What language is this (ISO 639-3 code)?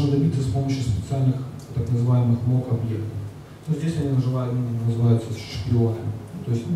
rus